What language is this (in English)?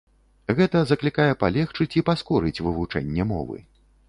Belarusian